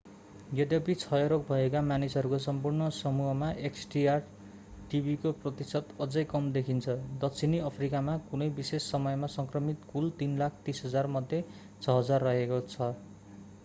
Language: Nepali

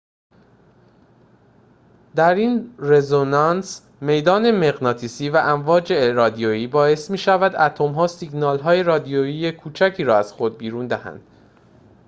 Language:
Persian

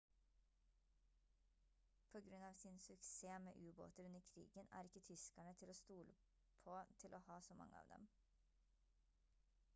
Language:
Norwegian Bokmål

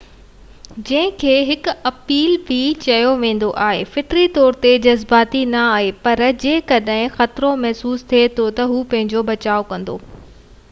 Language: Sindhi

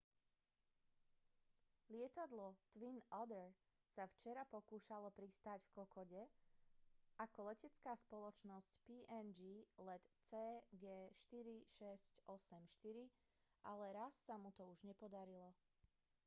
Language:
Slovak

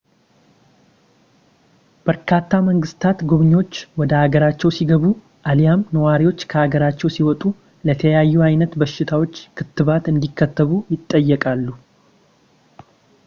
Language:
Amharic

